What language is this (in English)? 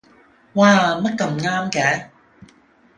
Cantonese